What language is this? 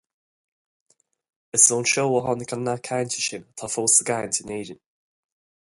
Irish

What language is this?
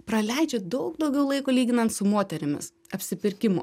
Lithuanian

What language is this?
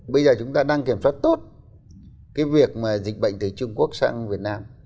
Vietnamese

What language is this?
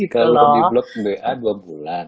Indonesian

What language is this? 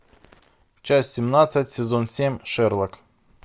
Russian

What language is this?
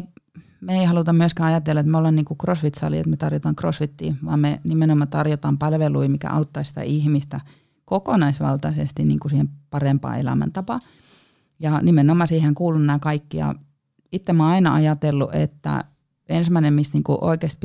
Finnish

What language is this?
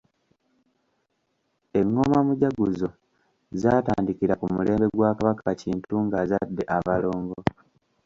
Ganda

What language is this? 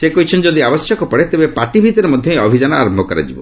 Odia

